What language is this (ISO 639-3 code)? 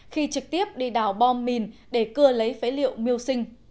vie